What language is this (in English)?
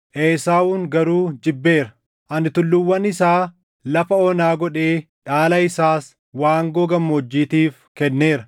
Oromo